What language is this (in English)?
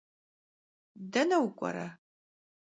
Kabardian